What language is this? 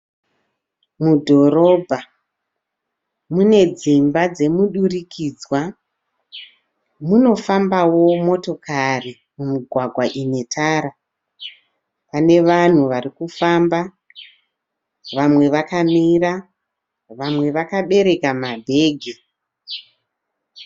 Shona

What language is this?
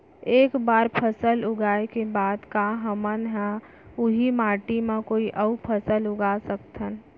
Chhattisgarhi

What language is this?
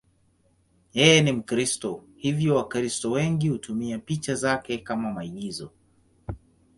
Swahili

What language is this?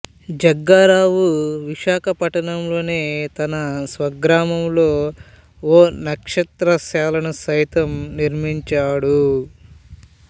Telugu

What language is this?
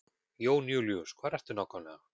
Icelandic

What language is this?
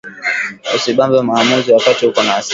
Swahili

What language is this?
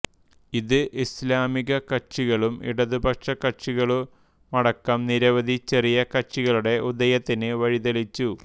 Malayalam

